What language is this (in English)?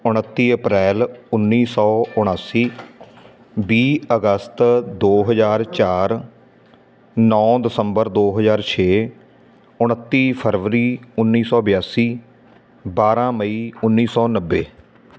Punjabi